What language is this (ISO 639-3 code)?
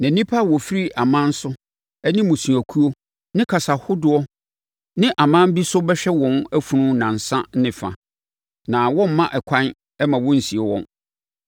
aka